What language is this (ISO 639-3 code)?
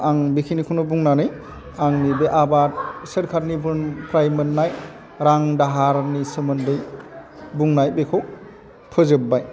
brx